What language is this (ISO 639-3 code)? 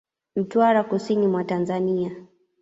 swa